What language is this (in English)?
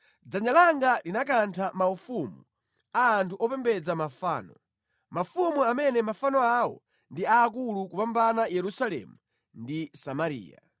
Nyanja